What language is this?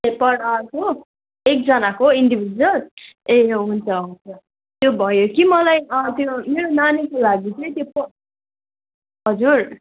Nepali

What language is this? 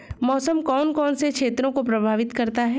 Hindi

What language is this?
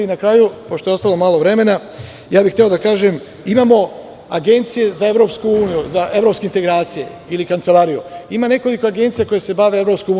Serbian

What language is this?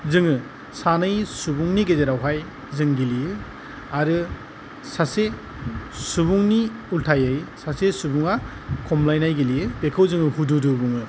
Bodo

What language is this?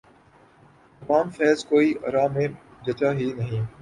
Urdu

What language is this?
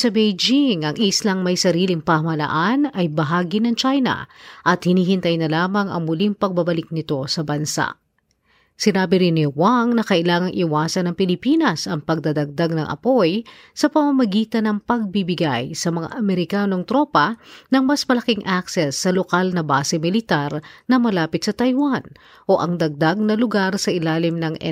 Filipino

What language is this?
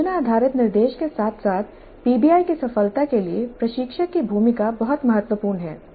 Hindi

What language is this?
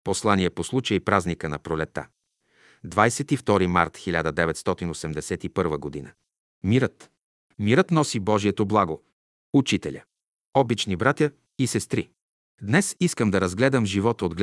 Bulgarian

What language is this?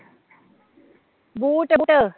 Punjabi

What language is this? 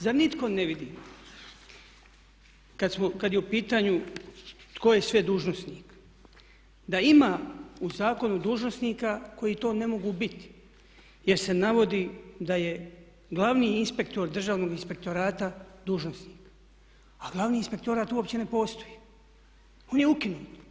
Croatian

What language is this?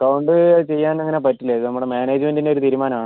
Malayalam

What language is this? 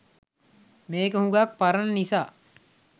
Sinhala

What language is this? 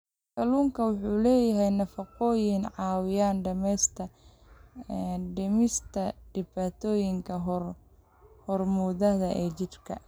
Somali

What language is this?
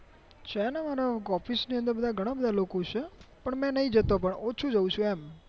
Gujarati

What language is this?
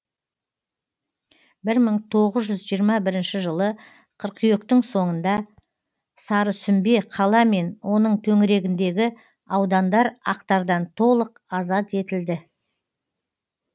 Kazakh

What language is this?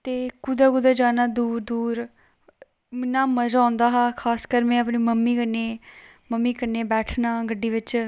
Dogri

